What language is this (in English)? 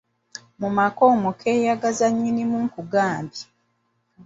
Ganda